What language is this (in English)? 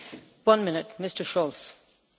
German